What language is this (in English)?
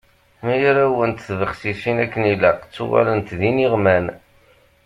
Kabyle